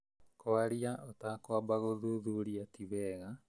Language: Kikuyu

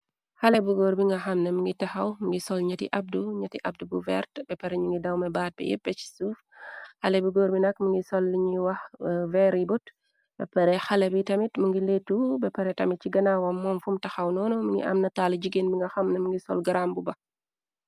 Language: Wolof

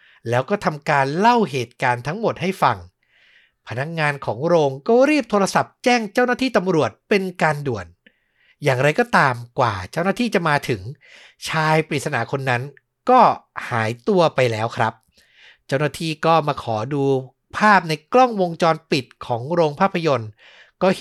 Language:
Thai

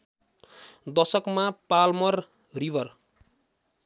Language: Nepali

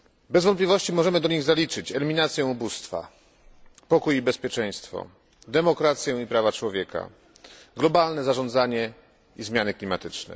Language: Polish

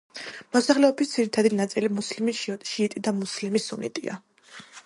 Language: Georgian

